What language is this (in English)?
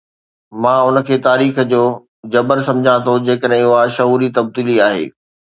Sindhi